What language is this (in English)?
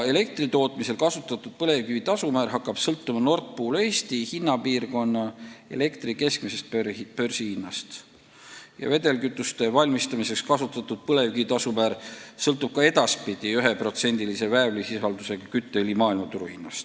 Estonian